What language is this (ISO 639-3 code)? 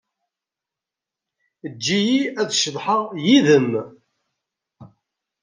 kab